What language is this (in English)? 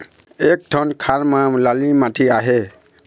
Chhattisgarhi